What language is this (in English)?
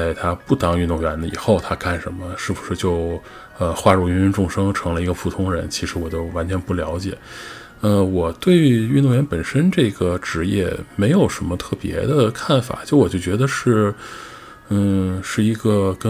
Chinese